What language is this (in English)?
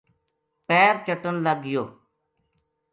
Gujari